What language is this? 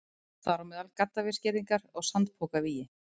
Icelandic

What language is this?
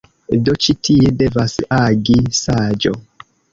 Esperanto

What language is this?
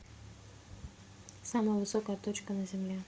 Russian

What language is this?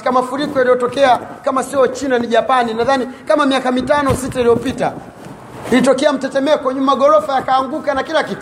Swahili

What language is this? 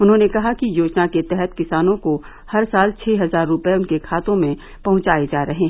Hindi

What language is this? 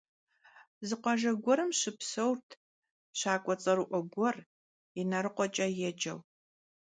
Kabardian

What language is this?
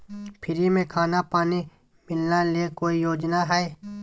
Magahi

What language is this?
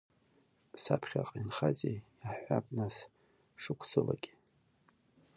Abkhazian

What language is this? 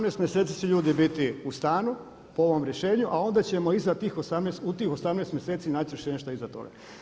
Croatian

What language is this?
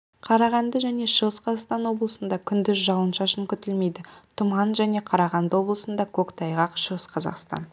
Kazakh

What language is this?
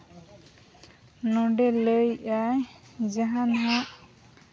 Santali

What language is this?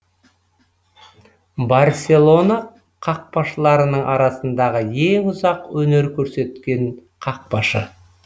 Kazakh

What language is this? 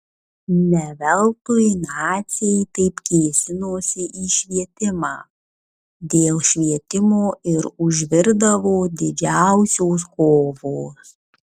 Lithuanian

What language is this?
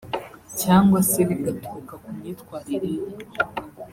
Kinyarwanda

